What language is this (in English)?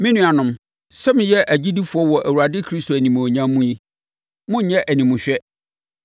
Akan